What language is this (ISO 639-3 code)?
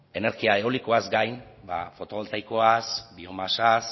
eus